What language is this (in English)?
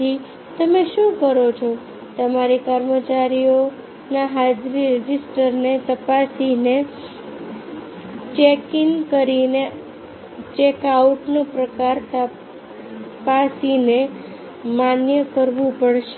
Gujarati